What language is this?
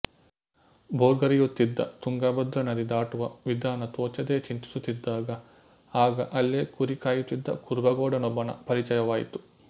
Kannada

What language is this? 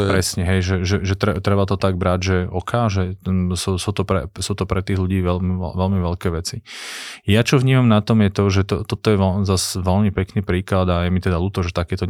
Slovak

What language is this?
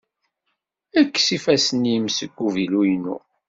Kabyle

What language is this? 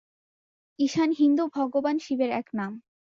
Bangla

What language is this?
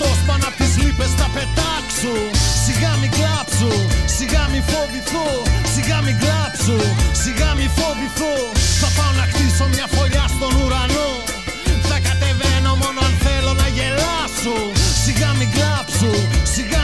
Greek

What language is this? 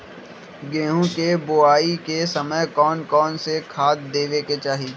Magahi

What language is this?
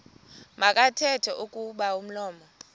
Xhosa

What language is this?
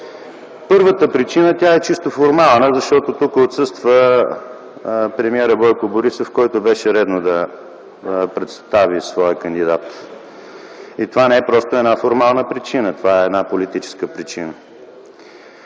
Bulgarian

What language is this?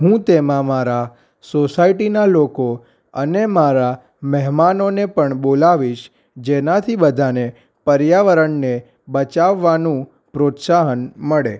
Gujarati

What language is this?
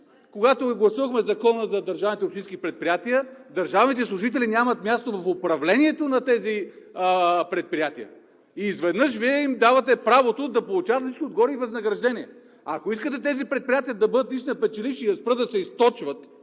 Bulgarian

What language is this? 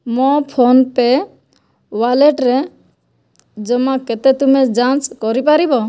Odia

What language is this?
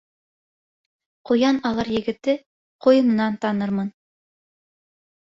Bashkir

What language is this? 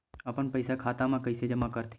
Chhattisgarhi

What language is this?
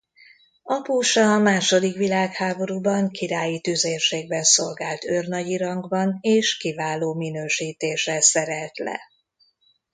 Hungarian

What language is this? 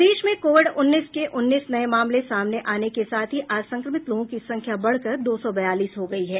Hindi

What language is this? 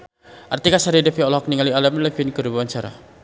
Sundanese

